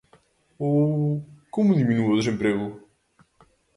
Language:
Galician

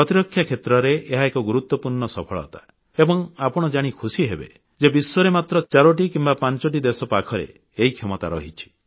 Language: Odia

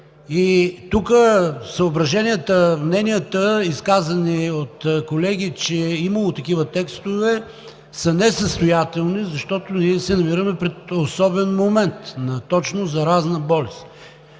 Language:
Bulgarian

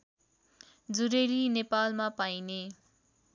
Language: Nepali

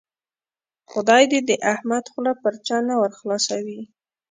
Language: Pashto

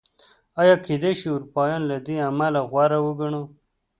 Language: Pashto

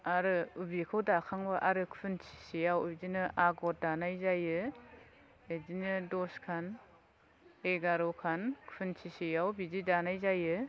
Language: Bodo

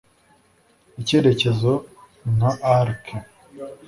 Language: Kinyarwanda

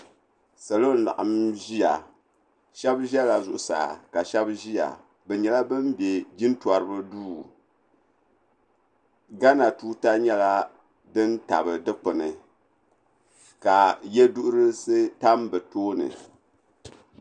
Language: Dagbani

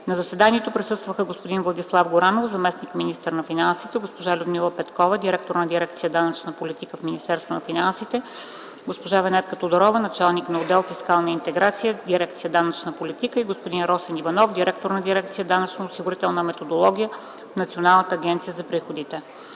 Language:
Bulgarian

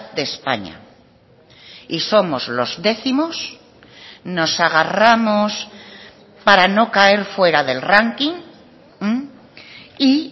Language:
Spanish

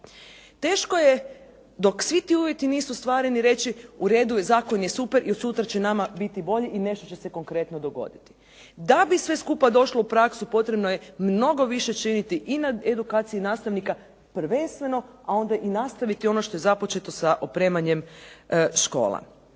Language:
Croatian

